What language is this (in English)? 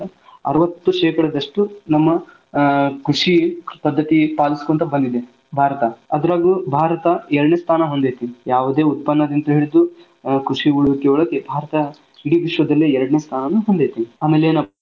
Kannada